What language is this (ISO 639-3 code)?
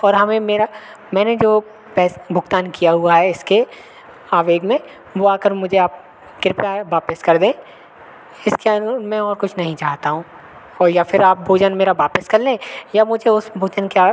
hin